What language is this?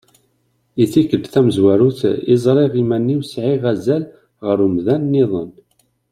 Kabyle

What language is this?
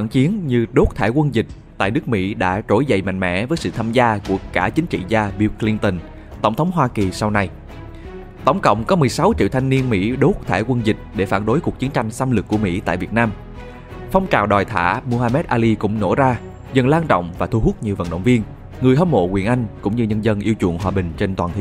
Vietnamese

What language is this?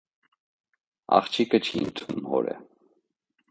Armenian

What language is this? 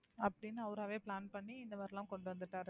Tamil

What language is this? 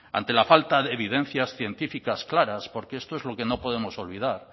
Spanish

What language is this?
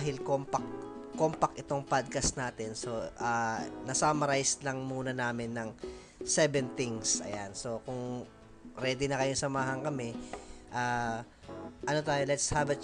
Filipino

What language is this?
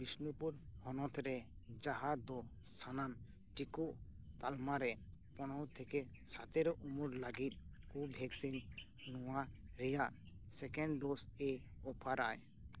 Santali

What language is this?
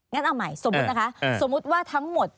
Thai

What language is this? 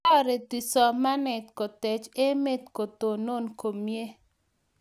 Kalenjin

